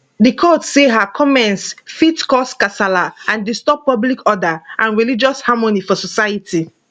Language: Nigerian Pidgin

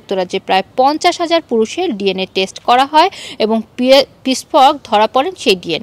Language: Romanian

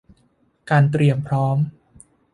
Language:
Thai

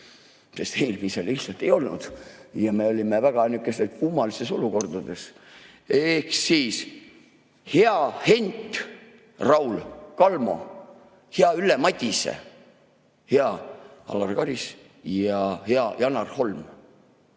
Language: Estonian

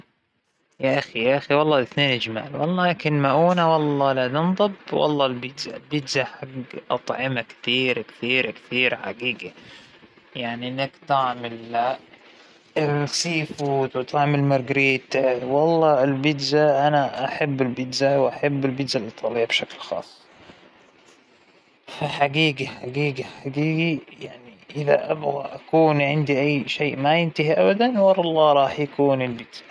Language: Hijazi Arabic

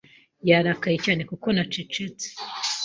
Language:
Kinyarwanda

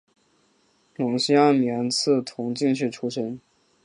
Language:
Chinese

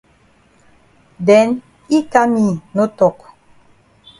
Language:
Cameroon Pidgin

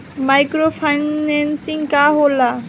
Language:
Bhojpuri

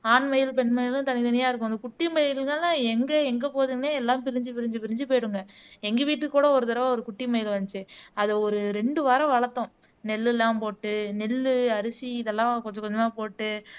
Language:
Tamil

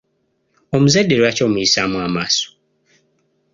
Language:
Ganda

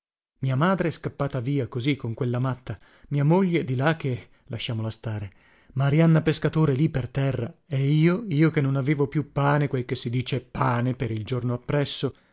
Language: Italian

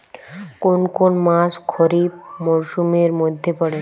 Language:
Bangla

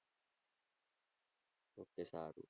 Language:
Gujarati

